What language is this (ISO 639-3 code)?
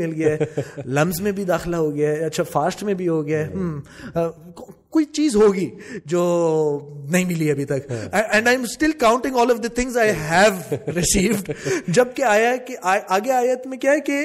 urd